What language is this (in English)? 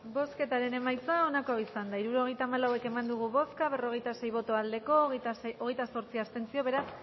Basque